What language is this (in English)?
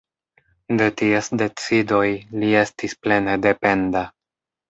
Esperanto